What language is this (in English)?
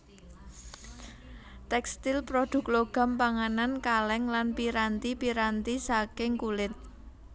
Javanese